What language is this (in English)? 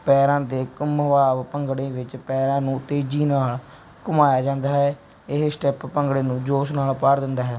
Punjabi